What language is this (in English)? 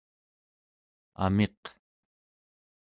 Central Yupik